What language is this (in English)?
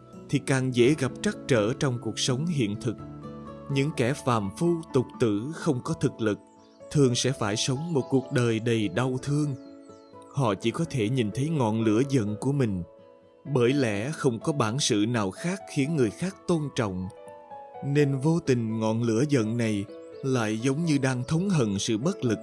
Vietnamese